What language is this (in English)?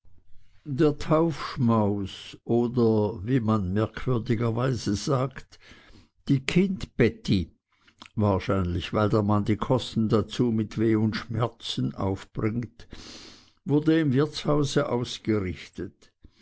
German